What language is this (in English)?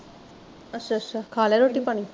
Punjabi